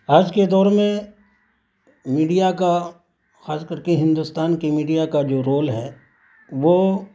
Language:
Urdu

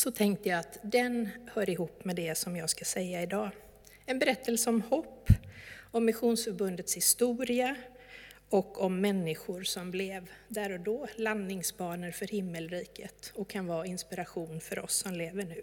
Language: Swedish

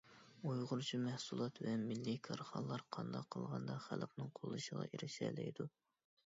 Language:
Uyghur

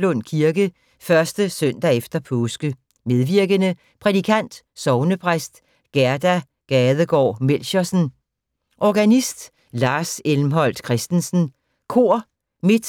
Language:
Danish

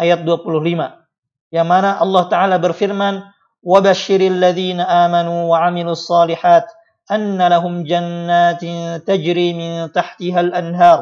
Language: Indonesian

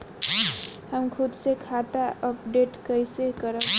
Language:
Bhojpuri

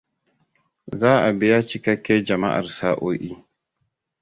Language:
Hausa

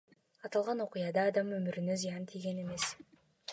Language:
Kyrgyz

